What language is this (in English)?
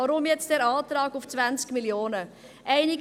Swiss German